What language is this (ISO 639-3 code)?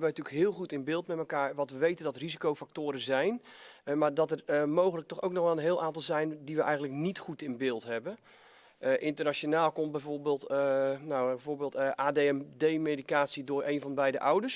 nld